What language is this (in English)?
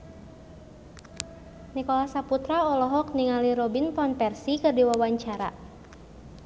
Sundanese